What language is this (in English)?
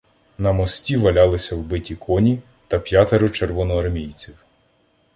Ukrainian